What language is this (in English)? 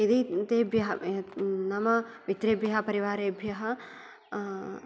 Sanskrit